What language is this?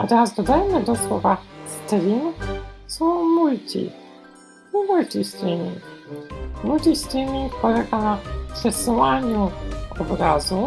Polish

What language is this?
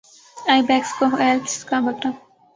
Urdu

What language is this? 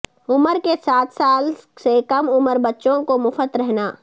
Urdu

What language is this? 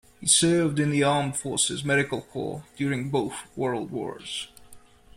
English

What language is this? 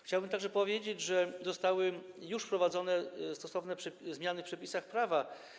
Polish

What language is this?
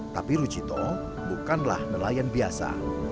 Indonesian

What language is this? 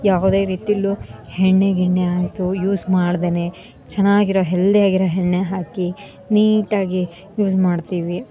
Kannada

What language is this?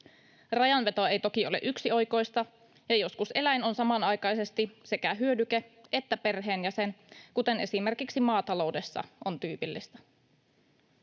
Finnish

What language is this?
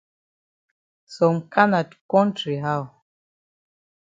Cameroon Pidgin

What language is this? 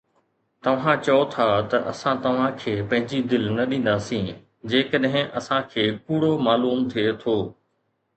Sindhi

